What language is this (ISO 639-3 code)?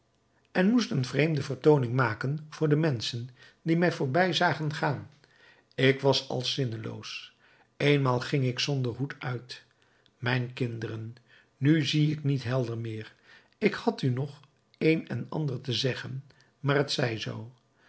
nld